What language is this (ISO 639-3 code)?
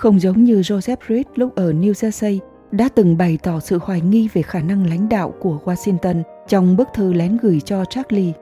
vie